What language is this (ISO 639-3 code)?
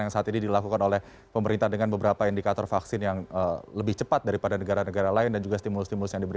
ind